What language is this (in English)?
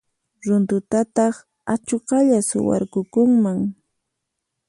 Puno Quechua